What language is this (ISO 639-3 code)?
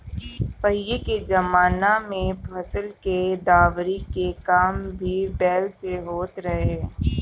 bho